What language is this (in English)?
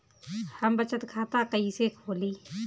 Bhojpuri